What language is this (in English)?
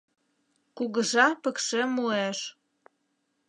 Mari